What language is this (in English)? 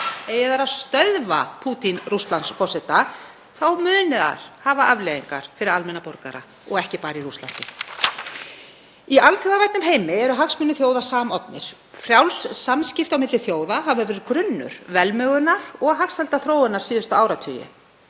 Icelandic